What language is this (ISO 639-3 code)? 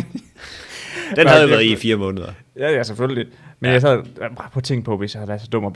dan